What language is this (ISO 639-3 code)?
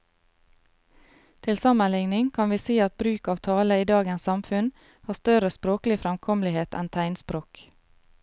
nor